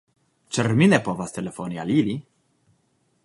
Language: Esperanto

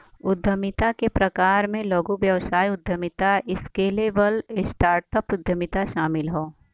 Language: Bhojpuri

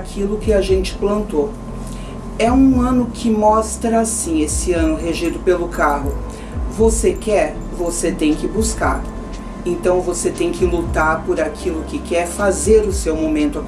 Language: Portuguese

